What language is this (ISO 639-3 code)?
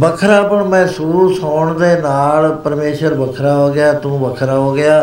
pan